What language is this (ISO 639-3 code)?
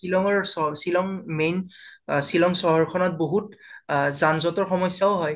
asm